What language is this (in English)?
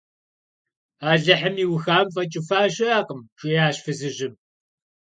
Kabardian